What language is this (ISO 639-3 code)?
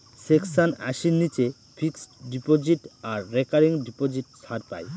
ben